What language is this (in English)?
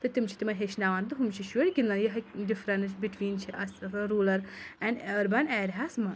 Kashmiri